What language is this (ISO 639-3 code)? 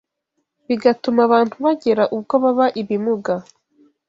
kin